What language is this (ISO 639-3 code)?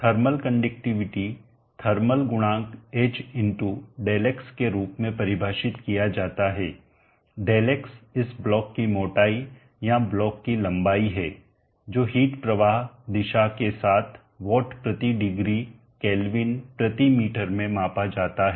hin